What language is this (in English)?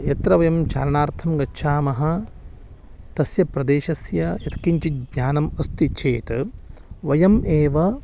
Sanskrit